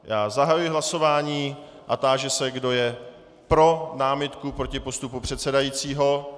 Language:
Czech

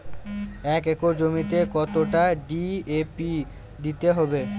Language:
Bangla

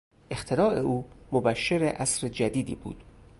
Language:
Persian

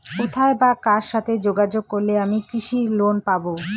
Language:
Bangla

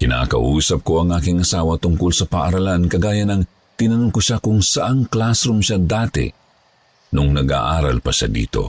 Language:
Filipino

